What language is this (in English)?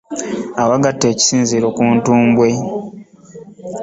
Ganda